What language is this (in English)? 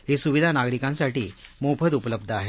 Marathi